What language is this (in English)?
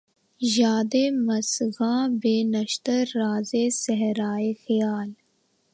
Urdu